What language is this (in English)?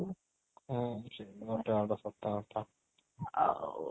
Odia